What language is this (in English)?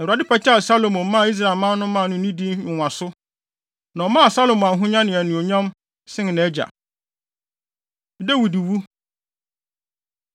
Akan